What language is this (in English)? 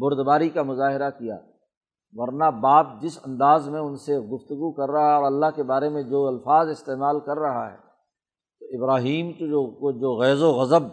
Urdu